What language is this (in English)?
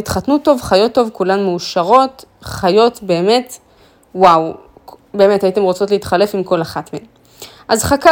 Hebrew